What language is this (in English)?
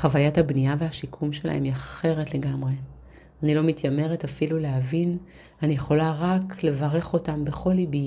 Hebrew